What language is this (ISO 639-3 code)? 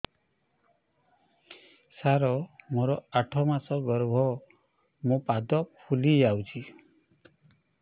ori